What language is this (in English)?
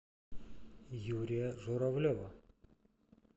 Russian